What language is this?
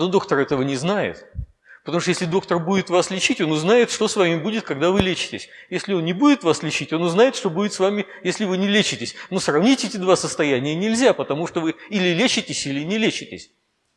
Russian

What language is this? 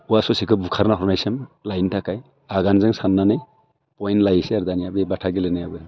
Bodo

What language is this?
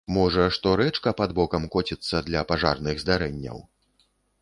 Belarusian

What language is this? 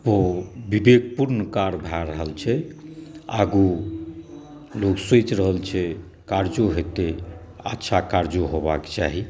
Maithili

